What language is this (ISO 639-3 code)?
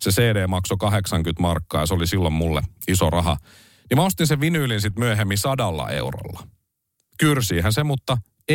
fin